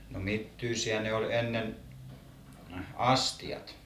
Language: Finnish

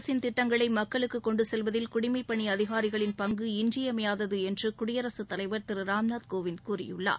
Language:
Tamil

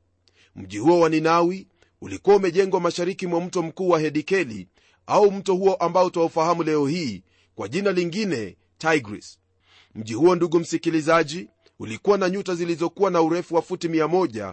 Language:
Swahili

